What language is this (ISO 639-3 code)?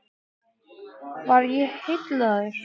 isl